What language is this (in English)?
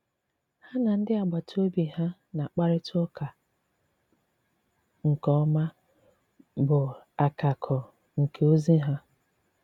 Igbo